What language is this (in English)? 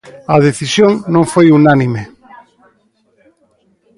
Galician